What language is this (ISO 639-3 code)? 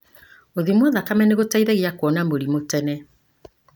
kik